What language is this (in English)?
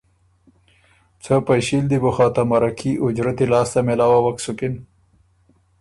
Ormuri